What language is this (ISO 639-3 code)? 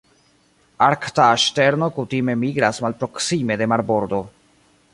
epo